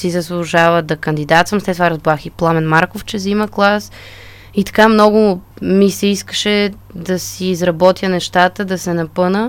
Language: Bulgarian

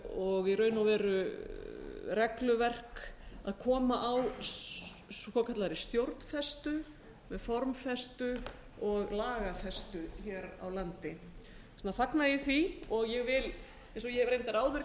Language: Icelandic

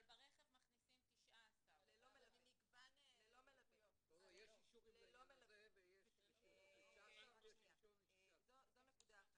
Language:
Hebrew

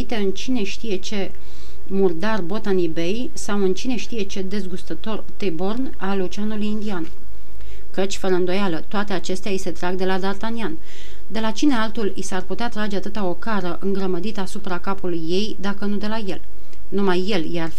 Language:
Romanian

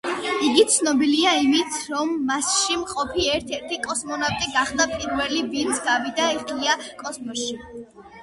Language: Georgian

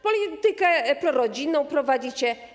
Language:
Polish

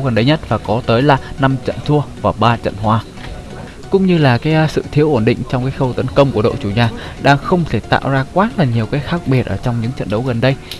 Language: Vietnamese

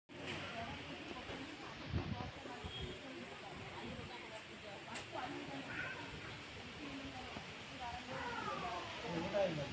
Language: Kannada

